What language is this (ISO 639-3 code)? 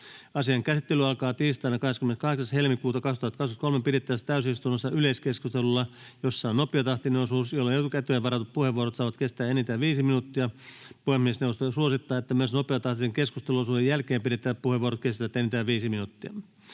fin